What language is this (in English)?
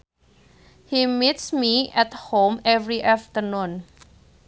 Sundanese